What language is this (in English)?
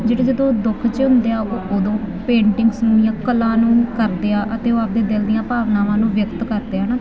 Punjabi